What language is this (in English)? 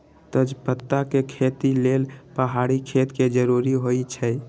Magahi